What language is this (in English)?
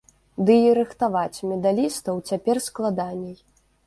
Belarusian